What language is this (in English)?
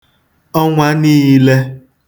Igbo